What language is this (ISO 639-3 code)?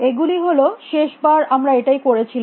ben